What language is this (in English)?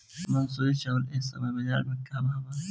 Bhojpuri